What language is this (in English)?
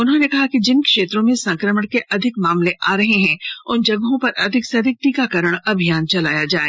Hindi